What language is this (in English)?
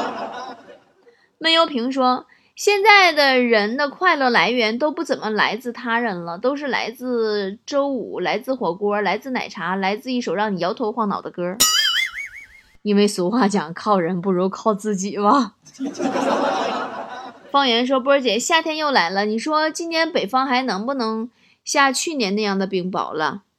Chinese